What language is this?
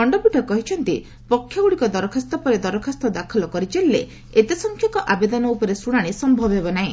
Odia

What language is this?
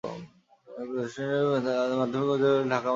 Bangla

